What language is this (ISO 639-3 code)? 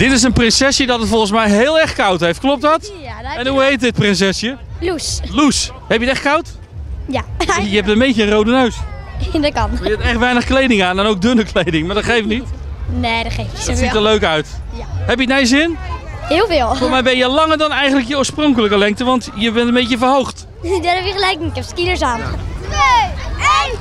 nld